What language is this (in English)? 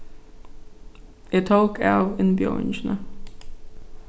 Faroese